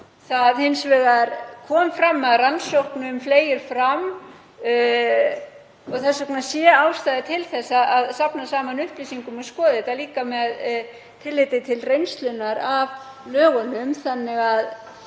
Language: Icelandic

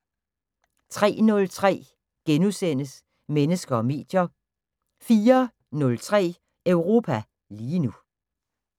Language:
Danish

